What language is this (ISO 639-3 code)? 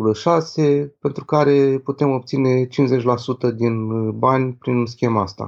ron